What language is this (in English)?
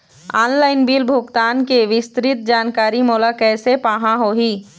Chhattisgarhi